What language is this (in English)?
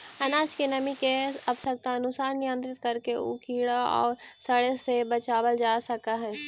Magahi